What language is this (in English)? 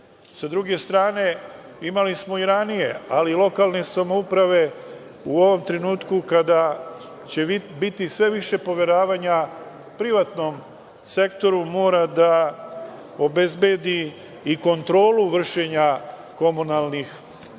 Serbian